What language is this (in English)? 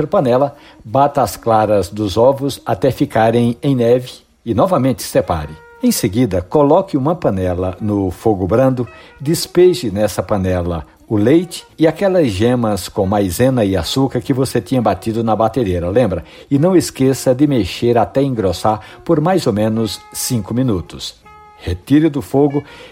Portuguese